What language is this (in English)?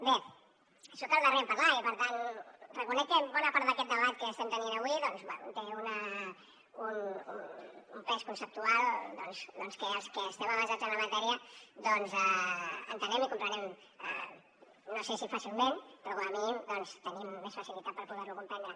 Catalan